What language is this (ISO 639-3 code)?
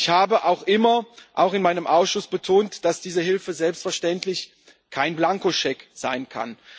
deu